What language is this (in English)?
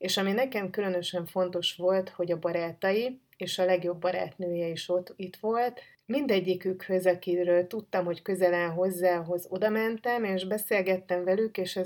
Hungarian